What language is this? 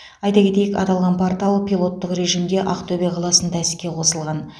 Kazakh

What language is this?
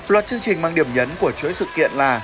Vietnamese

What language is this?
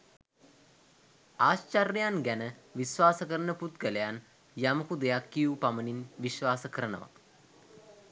Sinhala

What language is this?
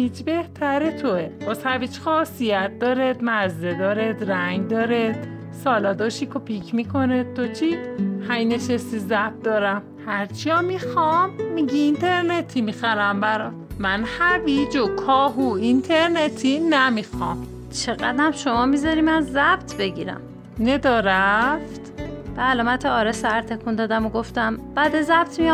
Persian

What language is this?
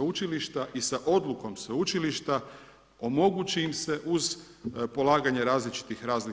Croatian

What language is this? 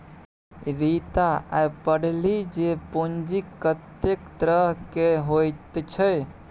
Maithili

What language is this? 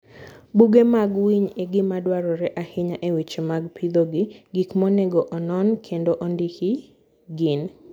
Luo (Kenya and Tanzania)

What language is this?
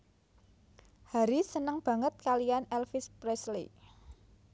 Javanese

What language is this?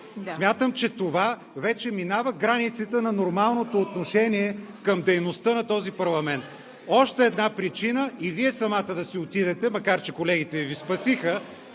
Bulgarian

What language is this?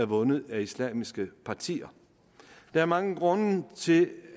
Danish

